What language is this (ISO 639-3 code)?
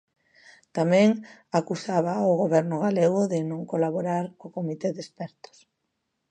glg